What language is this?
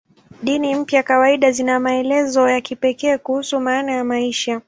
Swahili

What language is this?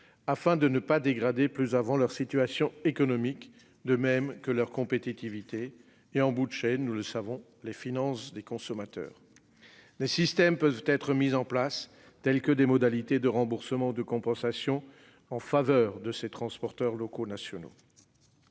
French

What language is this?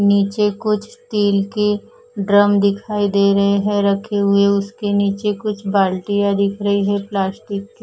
Hindi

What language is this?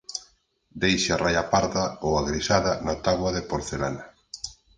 Galician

